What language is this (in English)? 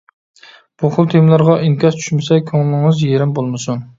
Uyghur